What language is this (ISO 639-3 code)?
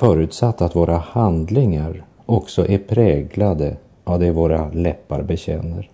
swe